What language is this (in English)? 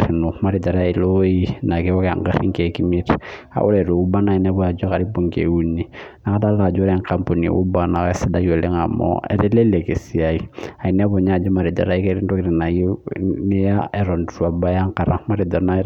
Masai